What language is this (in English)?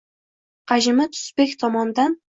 Uzbek